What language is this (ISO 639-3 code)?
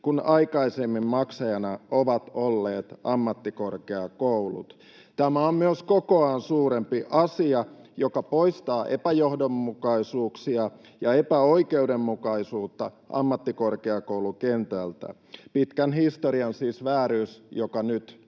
fin